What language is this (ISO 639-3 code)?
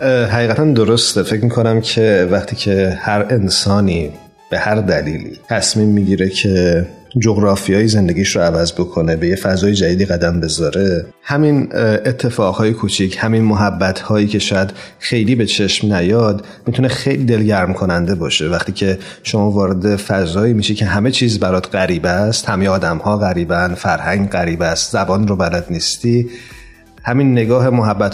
fas